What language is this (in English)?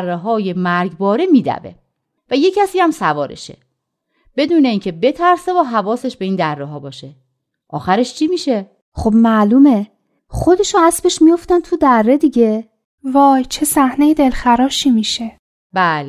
Persian